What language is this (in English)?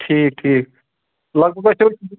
Kashmiri